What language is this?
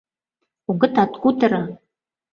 Mari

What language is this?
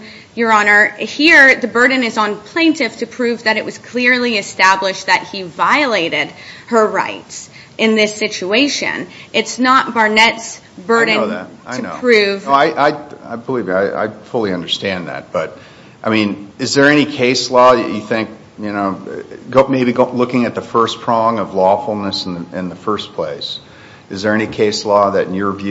English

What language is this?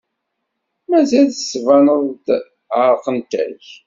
Kabyle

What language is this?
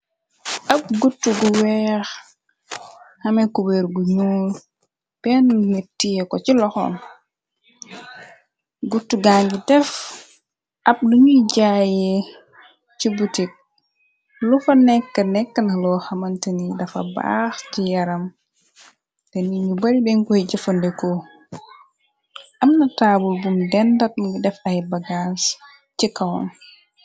Wolof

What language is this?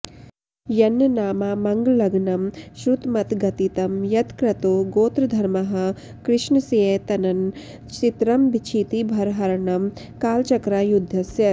Sanskrit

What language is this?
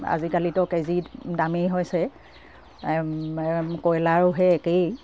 Assamese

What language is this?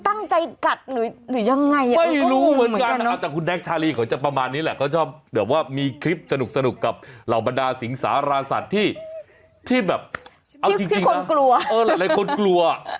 Thai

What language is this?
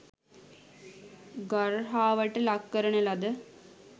Sinhala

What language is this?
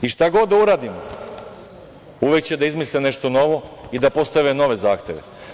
Serbian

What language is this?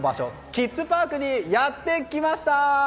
Japanese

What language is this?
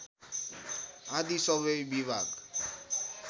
Nepali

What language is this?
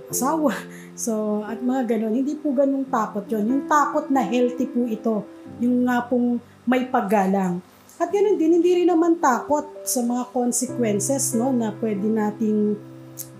Filipino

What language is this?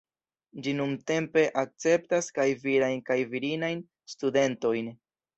Esperanto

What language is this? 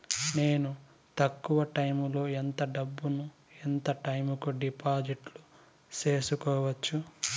Telugu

